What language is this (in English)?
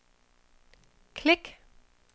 Danish